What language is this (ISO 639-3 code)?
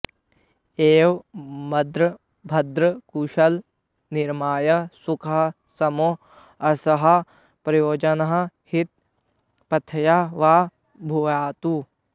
san